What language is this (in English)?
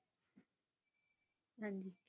Punjabi